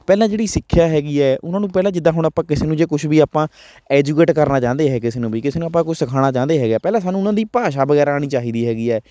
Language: Punjabi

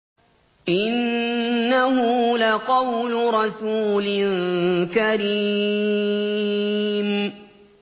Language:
Arabic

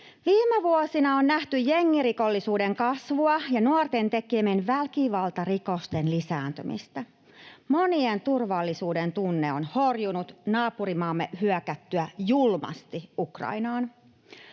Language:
Finnish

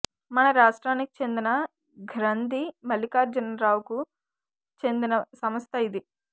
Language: Telugu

